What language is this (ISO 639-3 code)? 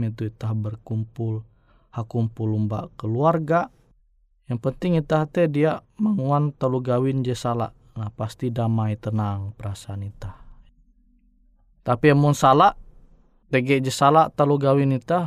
ind